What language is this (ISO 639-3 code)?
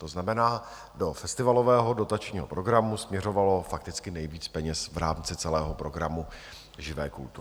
ces